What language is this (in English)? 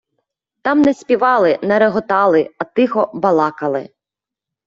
Ukrainian